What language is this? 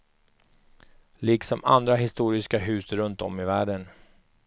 Swedish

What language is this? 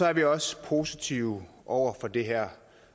Danish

